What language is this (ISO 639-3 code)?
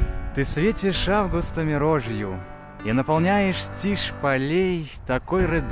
rus